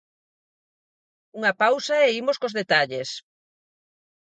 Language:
Galician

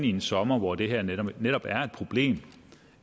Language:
Danish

